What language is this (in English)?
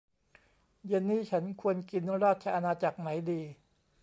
Thai